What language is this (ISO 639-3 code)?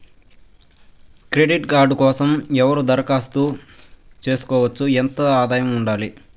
tel